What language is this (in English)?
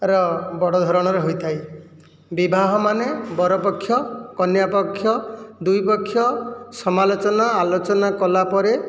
Odia